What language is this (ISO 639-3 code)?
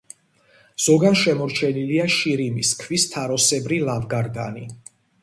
kat